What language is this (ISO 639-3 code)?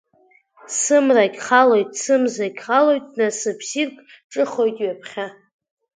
abk